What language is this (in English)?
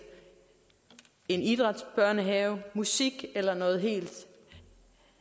Danish